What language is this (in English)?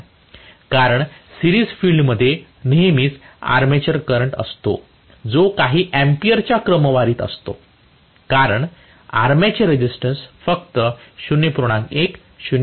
Marathi